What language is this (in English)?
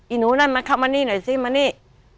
Thai